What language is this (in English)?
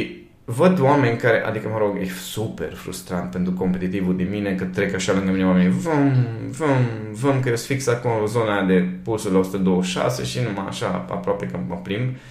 Romanian